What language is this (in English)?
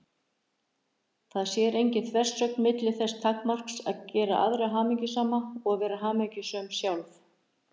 Icelandic